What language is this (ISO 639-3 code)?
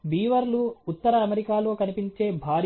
tel